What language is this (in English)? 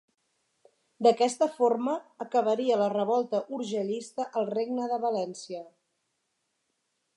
Catalan